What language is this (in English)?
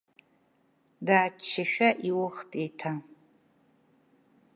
Abkhazian